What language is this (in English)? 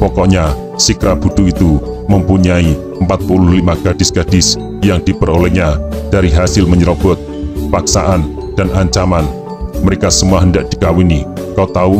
Indonesian